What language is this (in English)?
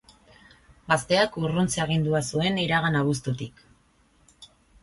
Basque